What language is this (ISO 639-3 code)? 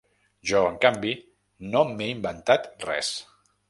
cat